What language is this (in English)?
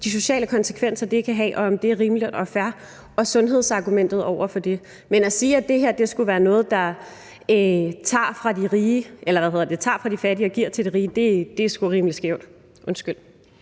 Danish